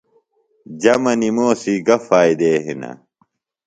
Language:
Phalura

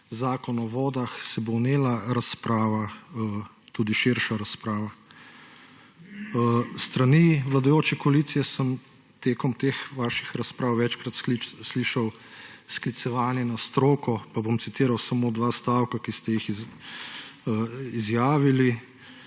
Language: Slovenian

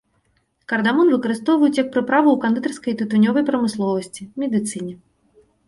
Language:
Belarusian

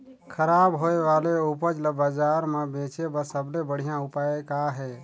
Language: Chhattisgarhi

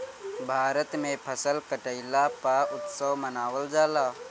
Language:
Bhojpuri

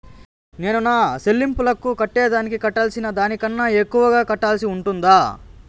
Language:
Telugu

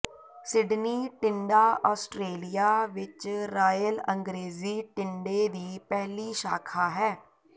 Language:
Punjabi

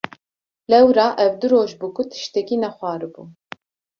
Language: Kurdish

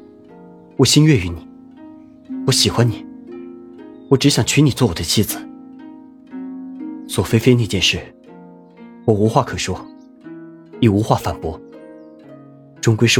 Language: Chinese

